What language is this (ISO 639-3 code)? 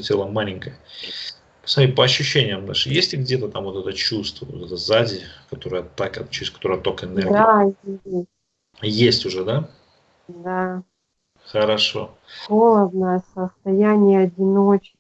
rus